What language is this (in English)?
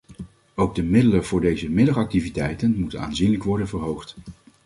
Dutch